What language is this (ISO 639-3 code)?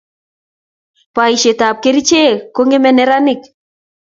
kln